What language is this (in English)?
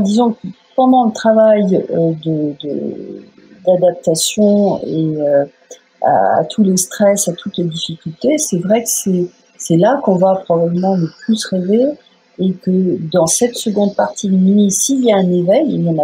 French